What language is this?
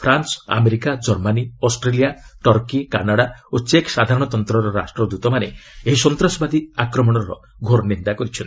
Odia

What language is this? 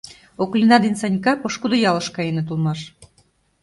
Mari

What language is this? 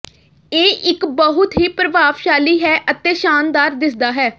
Punjabi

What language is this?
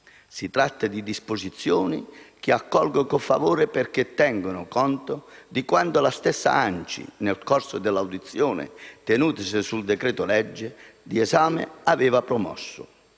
Italian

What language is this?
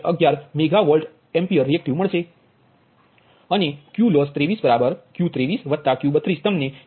Gujarati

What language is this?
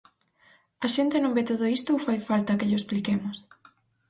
Galician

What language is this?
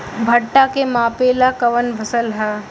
Bhojpuri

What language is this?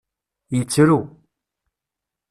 Kabyle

